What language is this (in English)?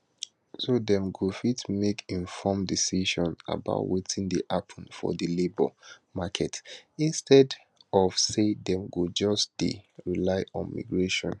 Nigerian Pidgin